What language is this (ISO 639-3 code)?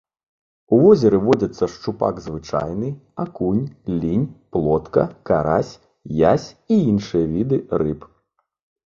bel